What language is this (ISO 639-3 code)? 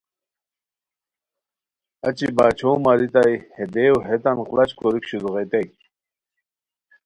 khw